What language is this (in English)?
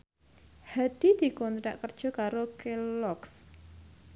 Javanese